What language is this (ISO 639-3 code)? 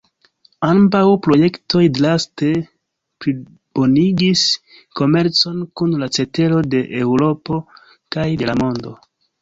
epo